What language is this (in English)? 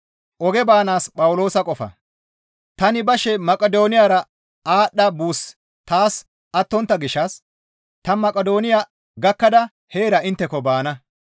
Gamo